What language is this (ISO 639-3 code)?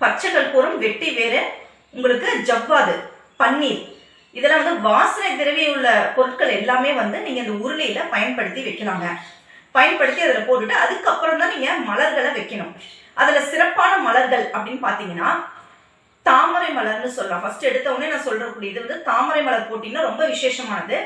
tam